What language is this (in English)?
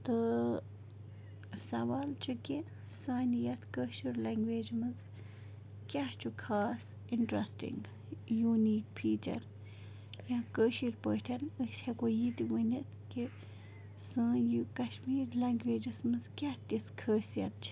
Kashmiri